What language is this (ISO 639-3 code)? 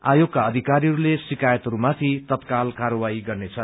nep